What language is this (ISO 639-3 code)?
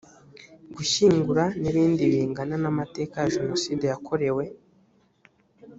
kin